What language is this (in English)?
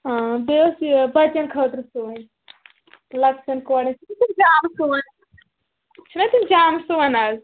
Kashmiri